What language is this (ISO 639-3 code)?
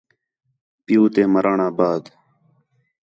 xhe